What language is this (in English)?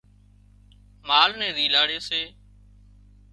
Wadiyara Koli